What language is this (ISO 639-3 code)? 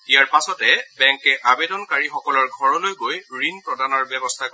asm